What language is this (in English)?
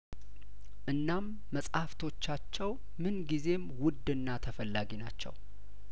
Amharic